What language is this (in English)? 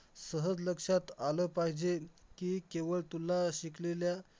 Marathi